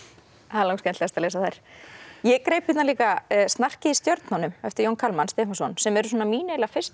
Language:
Icelandic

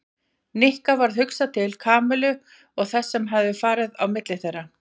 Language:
Icelandic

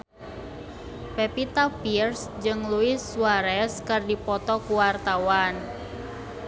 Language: Sundanese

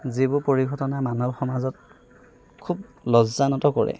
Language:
Assamese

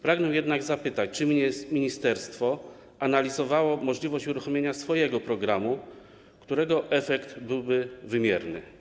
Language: Polish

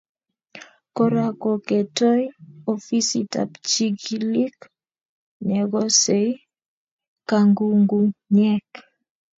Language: Kalenjin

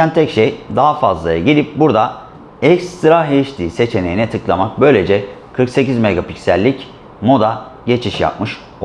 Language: Turkish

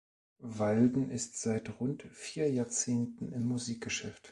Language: German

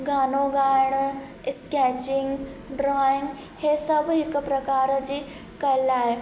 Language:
Sindhi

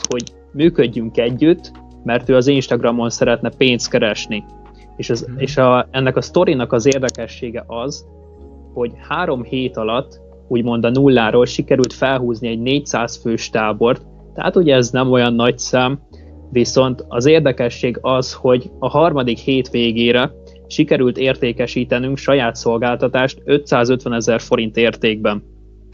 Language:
Hungarian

